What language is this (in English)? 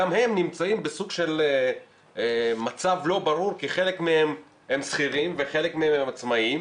Hebrew